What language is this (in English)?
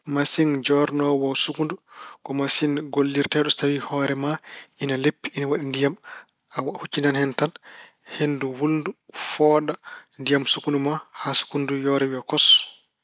Fula